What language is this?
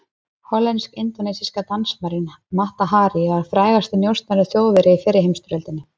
Icelandic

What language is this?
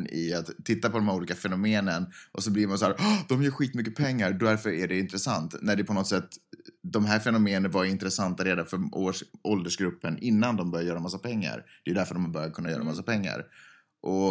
Swedish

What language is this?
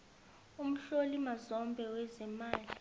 South Ndebele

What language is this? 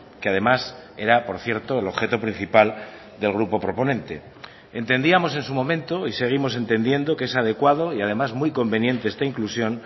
Spanish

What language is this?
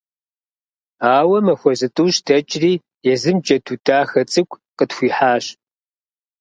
Kabardian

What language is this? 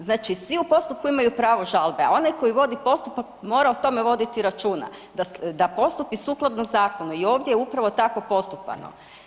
Croatian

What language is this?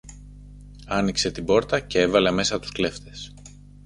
Greek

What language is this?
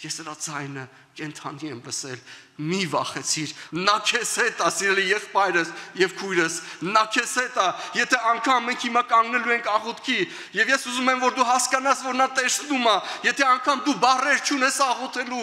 Romanian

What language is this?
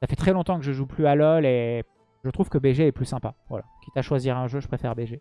French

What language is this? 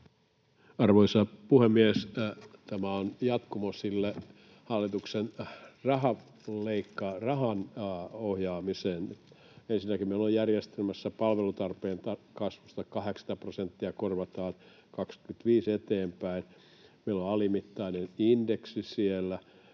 Finnish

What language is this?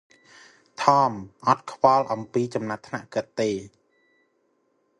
Khmer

